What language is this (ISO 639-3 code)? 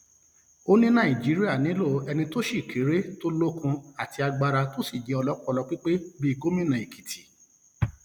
yor